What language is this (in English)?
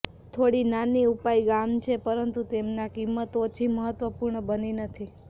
Gujarati